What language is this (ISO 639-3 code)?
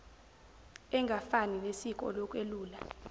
zul